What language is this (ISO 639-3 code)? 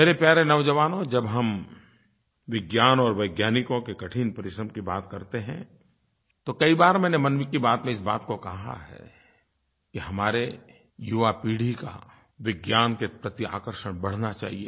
hin